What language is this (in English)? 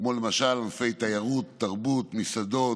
Hebrew